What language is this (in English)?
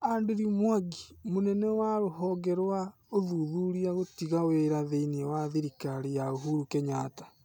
Kikuyu